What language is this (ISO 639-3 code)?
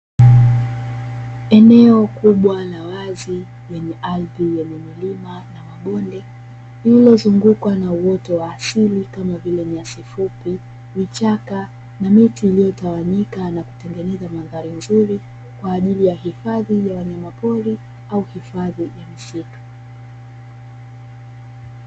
swa